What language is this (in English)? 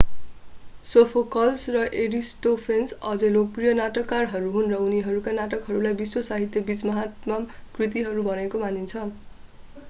Nepali